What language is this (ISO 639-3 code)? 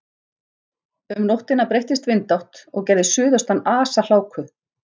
isl